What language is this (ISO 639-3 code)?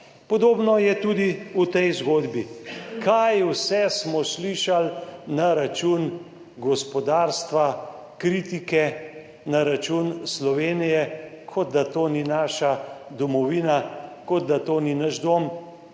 slv